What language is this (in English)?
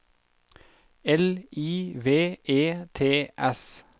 Norwegian